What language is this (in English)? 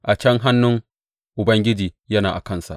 Hausa